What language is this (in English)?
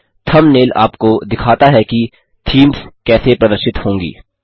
Hindi